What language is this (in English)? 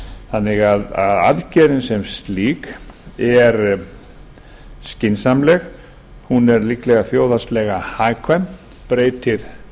Icelandic